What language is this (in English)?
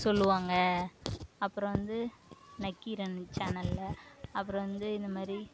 Tamil